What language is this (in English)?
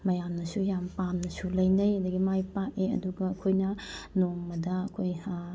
Manipuri